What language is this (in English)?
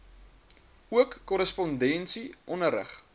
Afrikaans